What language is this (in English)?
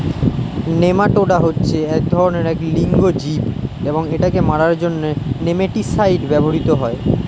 Bangla